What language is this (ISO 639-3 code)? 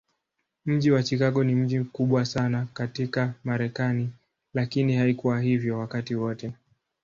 swa